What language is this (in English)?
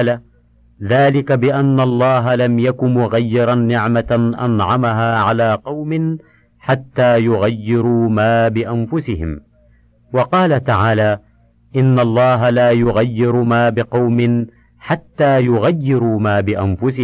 Arabic